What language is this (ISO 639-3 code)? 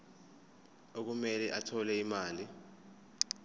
zul